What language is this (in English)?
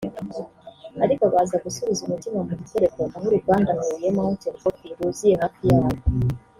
Kinyarwanda